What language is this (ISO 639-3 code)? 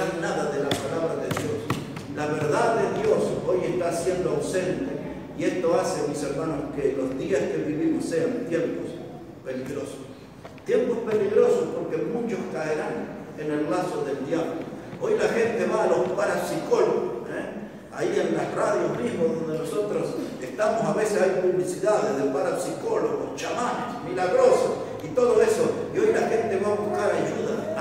spa